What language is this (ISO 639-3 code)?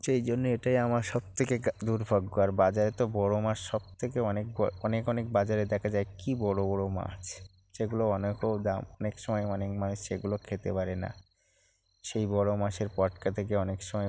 ben